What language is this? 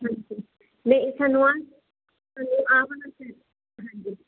Punjabi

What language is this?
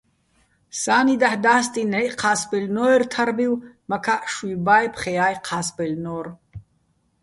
Bats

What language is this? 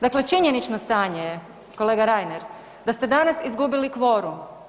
Croatian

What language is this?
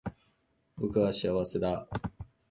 Japanese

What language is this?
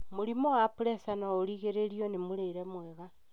Kikuyu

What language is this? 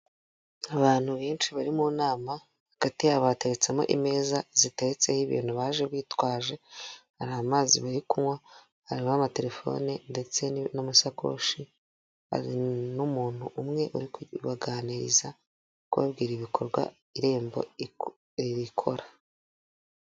Kinyarwanda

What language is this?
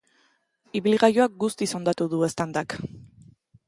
Basque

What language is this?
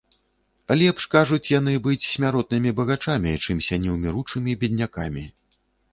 Belarusian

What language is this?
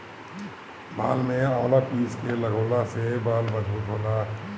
Bhojpuri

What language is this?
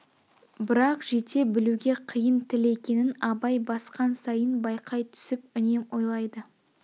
Kazakh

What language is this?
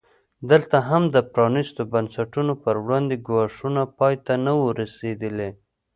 Pashto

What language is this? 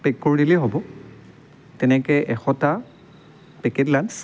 Assamese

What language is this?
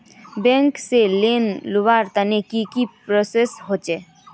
Magahi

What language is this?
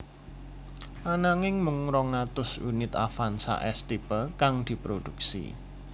Javanese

